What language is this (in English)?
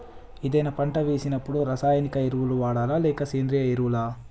Telugu